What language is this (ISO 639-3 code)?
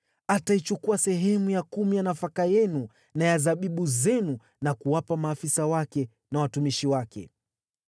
swa